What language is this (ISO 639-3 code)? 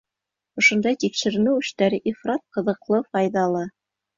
bak